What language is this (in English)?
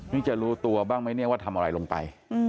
Thai